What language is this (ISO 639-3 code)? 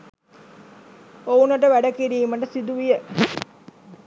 sin